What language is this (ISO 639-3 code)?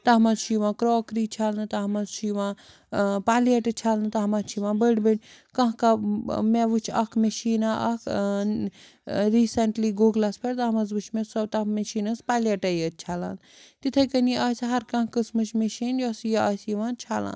kas